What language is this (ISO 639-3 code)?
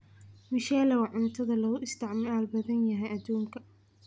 som